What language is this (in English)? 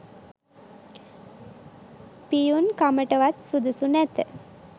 Sinhala